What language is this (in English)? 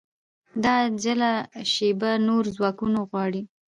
Pashto